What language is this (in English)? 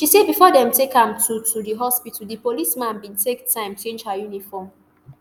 Nigerian Pidgin